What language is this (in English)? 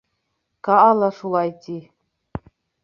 Bashkir